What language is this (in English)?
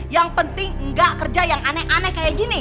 Indonesian